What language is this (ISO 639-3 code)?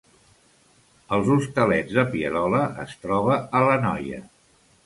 cat